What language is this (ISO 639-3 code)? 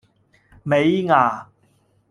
yue